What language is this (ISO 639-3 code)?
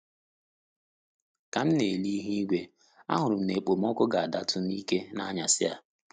ibo